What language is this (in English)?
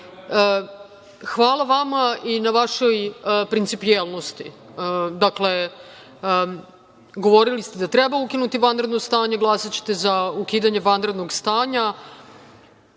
Serbian